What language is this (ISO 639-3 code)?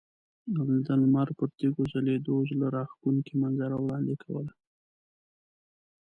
pus